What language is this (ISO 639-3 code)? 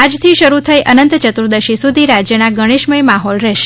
guj